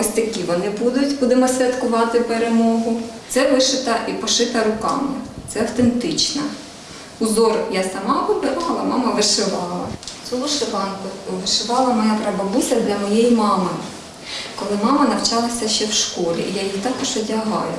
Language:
Ukrainian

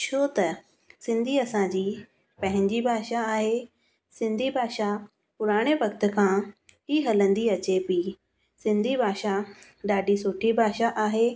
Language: Sindhi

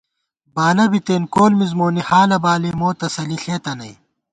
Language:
Gawar-Bati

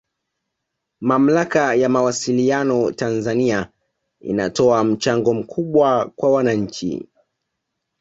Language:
Swahili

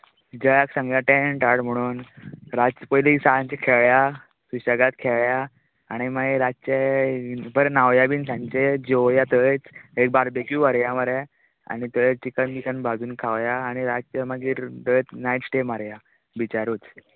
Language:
Konkani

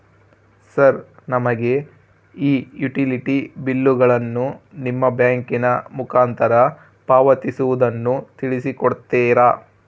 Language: Kannada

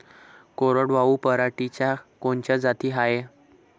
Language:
Marathi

